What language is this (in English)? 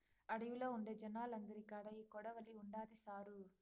Telugu